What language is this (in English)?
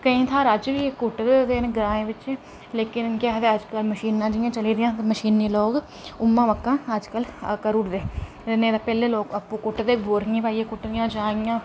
Dogri